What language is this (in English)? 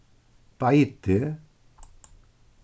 Faroese